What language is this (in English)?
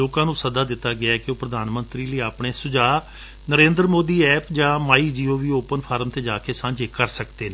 Punjabi